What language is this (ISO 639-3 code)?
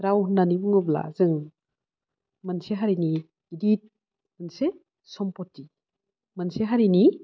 brx